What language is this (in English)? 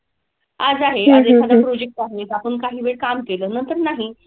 Marathi